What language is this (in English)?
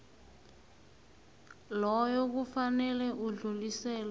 South Ndebele